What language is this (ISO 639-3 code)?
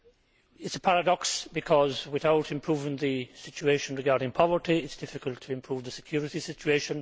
eng